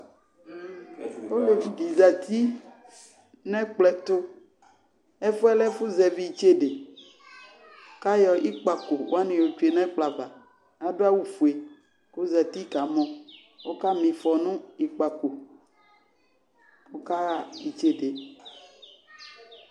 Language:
Ikposo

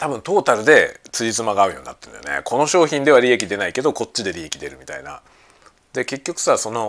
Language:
Japanese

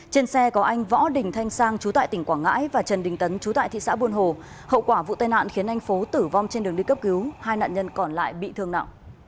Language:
Vietnamese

